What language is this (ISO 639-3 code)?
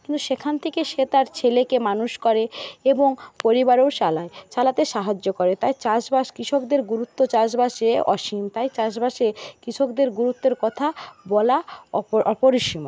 ben